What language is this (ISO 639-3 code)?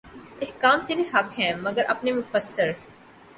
urd